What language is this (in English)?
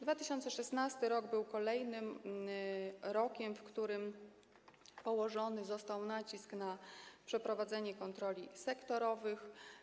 Polish